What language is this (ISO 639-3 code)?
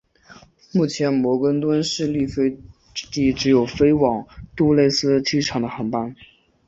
zho